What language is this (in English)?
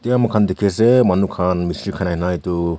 Naga Pidgin